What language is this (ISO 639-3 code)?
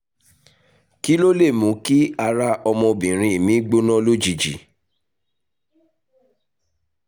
yor